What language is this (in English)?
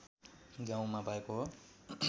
Nepali